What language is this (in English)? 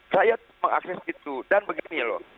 Indonesian